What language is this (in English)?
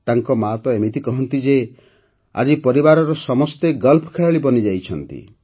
Odia